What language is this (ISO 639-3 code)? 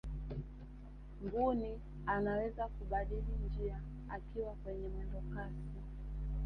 swa